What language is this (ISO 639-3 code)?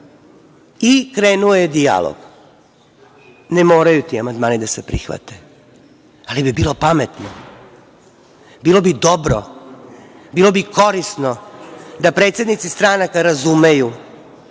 srp